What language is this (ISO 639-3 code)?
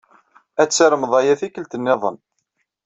kab